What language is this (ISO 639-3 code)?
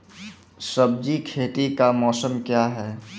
mai